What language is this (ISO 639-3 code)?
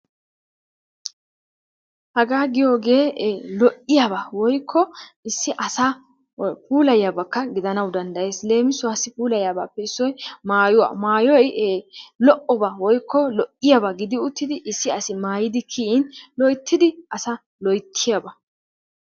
wal